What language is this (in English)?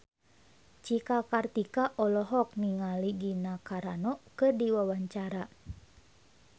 Sundanese